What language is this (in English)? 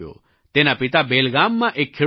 Gujarati